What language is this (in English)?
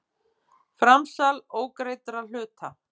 Icelandic